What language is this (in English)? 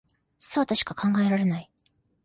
Japanese